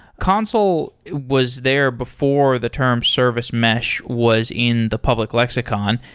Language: English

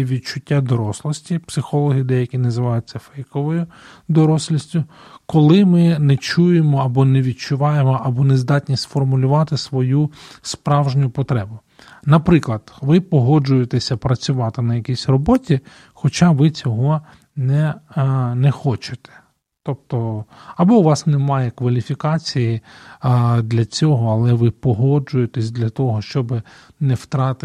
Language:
Ukrainian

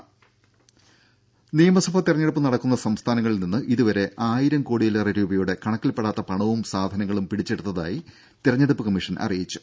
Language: Malayalam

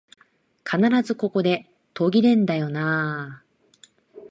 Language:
Japanese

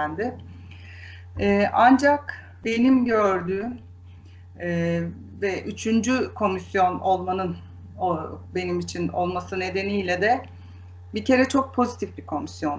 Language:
Turkish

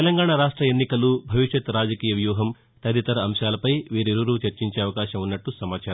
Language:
Telugu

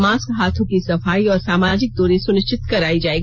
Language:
Hindi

